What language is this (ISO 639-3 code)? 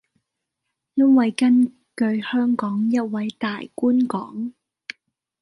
yue